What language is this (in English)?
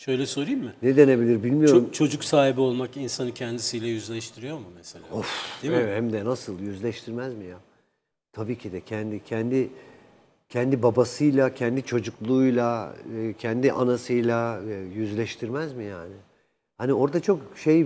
Turkish